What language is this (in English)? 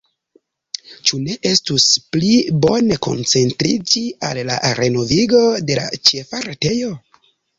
Esperanto